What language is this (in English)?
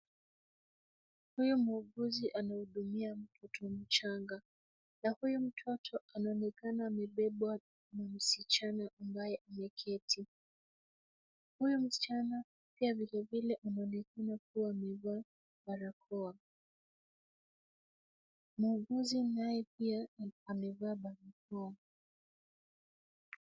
Swahili